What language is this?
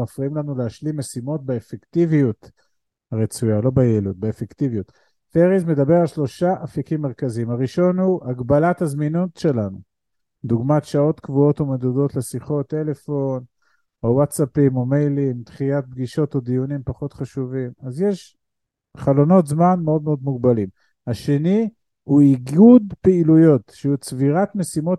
Hebrew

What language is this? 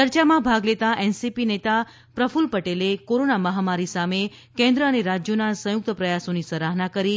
Gujarati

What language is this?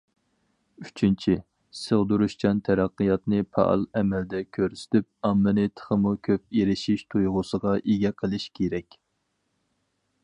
Uyghur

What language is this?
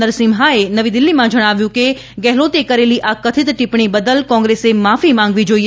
Gujarati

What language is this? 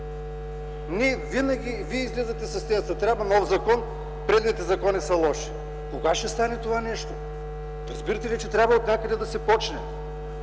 Bulgarian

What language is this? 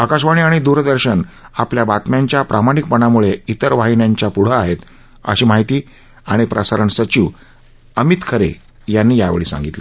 Marathi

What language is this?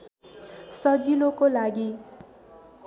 Nepali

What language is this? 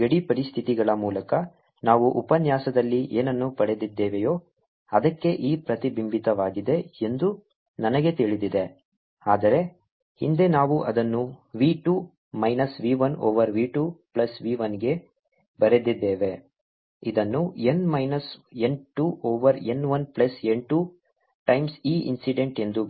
Kannada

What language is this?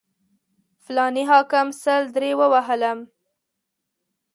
Pashto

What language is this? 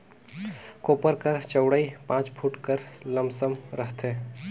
Chhattisgarhi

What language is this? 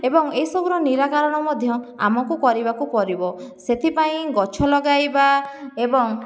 Odia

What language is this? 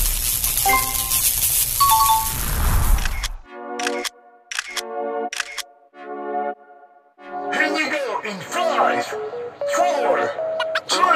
Indonesian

